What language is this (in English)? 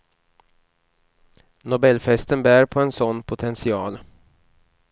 Swedish